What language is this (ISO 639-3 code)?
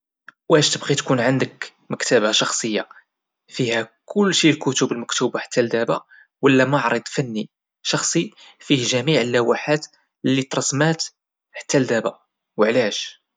ary